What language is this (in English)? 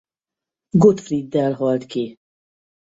Hungarian